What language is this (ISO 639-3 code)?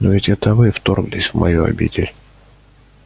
rus